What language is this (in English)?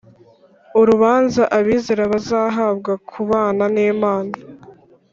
Kinyarwanda